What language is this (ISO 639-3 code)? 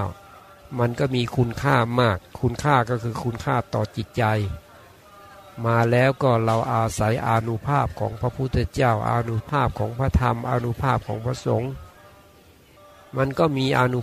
tha